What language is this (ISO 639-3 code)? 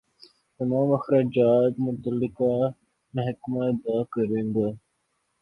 urd